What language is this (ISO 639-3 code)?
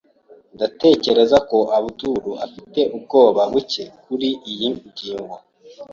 kin